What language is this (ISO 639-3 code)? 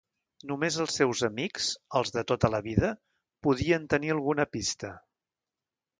cat